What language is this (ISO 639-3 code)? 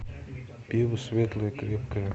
rus